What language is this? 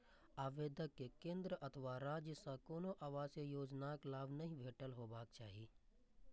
Maithili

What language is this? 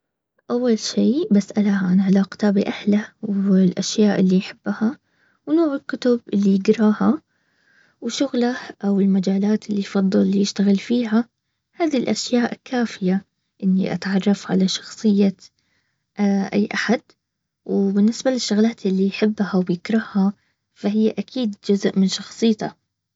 Baharna Arabic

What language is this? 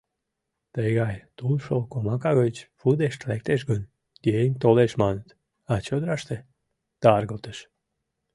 Mari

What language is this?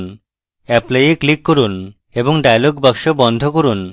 Bangla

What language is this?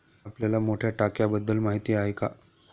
Marathi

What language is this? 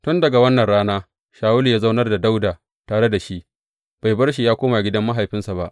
Hausa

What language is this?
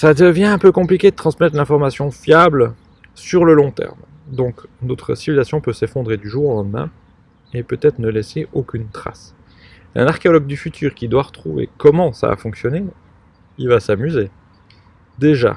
French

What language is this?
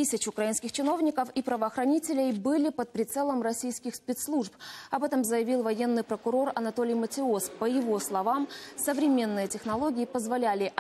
Russian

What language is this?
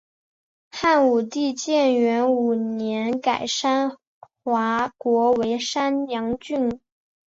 Chinese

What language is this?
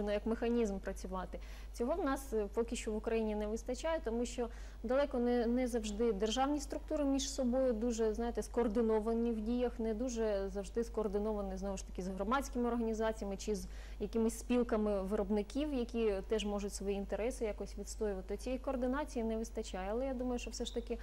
Ukrainian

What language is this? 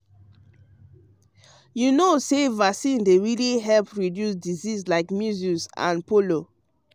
Nigerian Pidgin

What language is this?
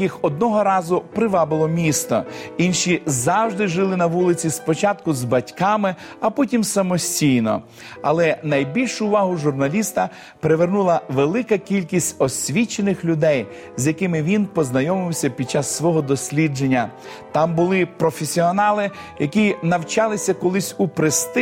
Ukrainian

